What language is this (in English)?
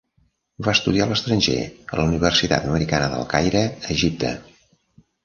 Catalan